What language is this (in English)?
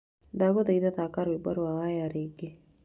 Kikuyu